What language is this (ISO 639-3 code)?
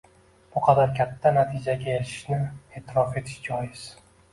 uzb